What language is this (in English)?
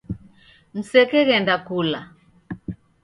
Taita